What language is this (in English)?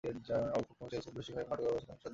Bangla